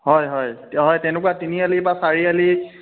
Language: Assamese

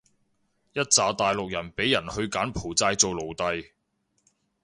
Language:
Cantonese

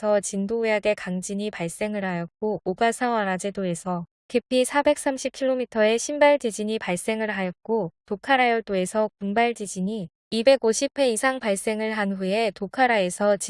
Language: Korean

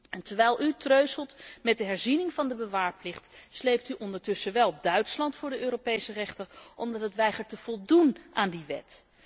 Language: Dutch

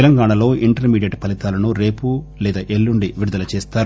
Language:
Telugu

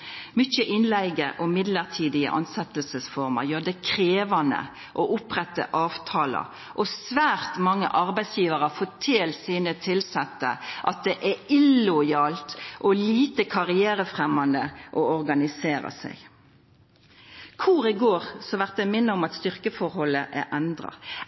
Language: Norwegian Nynorsk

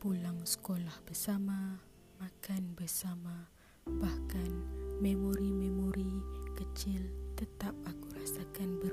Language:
Malay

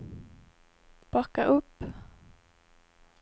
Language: Swedish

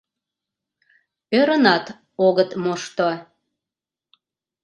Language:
Mari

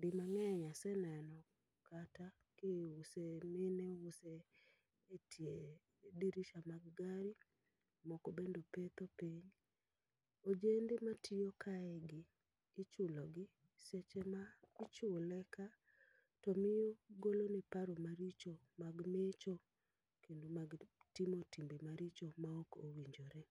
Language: Luo (Kenya and Tanzania)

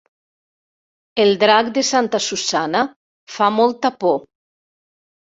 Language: Catalan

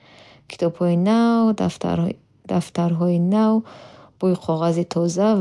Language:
Bukharic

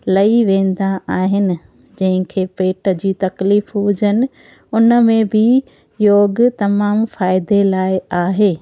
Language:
Sindhi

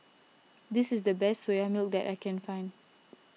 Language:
English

